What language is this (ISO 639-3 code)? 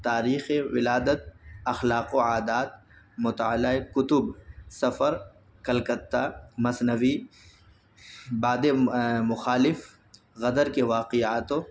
urd